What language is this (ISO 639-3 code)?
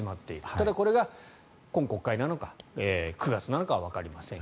jpn